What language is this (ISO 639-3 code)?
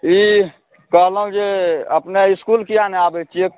mai